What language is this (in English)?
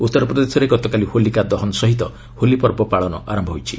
Odia